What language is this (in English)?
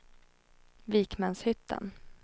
Swedish